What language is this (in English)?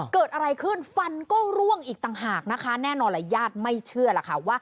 Thai